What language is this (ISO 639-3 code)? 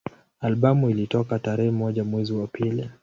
swa